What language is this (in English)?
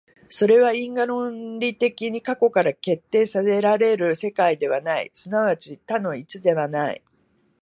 Japanese